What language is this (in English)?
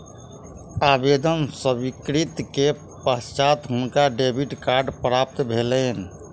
Maithili